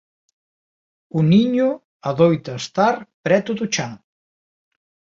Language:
Galician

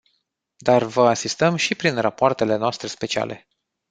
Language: Romanian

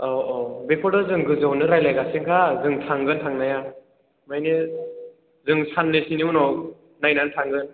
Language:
Bodo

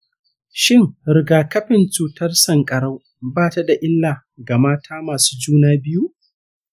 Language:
Hausa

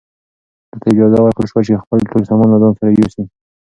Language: Pashto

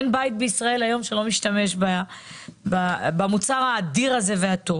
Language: Hebrew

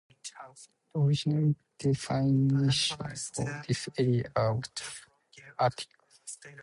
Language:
English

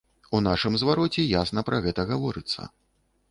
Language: Belarusian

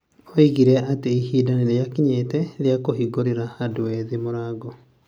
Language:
Kikuyu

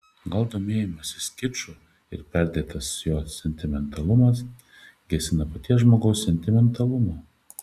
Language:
Lithuanian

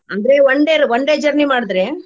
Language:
Kannada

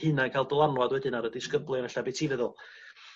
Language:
Welsh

